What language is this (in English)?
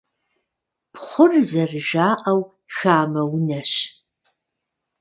Kabardian